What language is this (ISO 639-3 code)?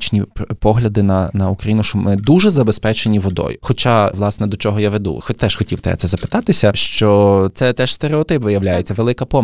ukr